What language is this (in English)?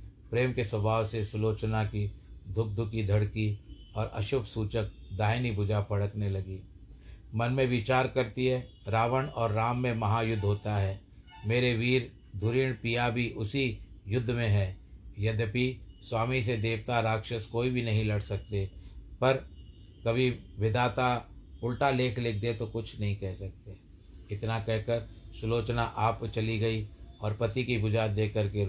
Hindi